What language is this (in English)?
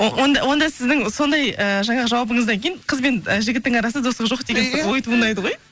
Kazakh